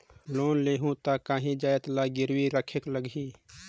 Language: Chhattisgarhi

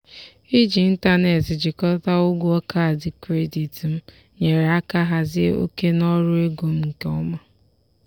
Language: Igbo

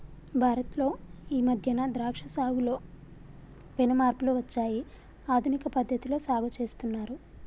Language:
Telugu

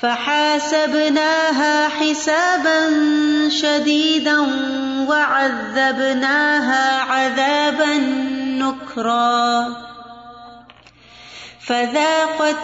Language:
Urdu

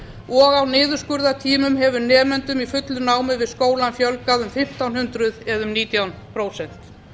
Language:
Icelandic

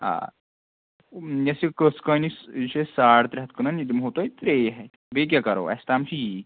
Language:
Kashmiri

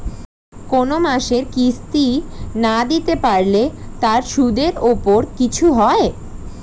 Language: Bangla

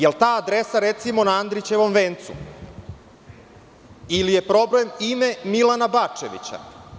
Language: Serbian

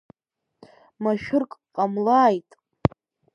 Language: Abkhazian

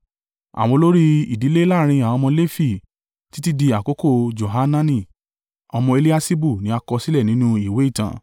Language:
Yoruba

